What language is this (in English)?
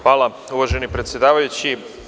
Serbian